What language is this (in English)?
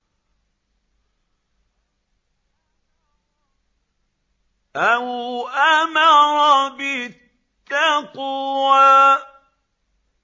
Arabic